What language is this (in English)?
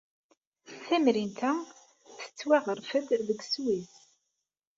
Kabyle